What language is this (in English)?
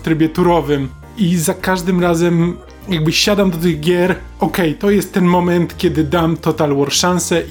Polish